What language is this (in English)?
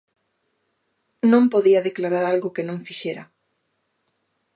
Galician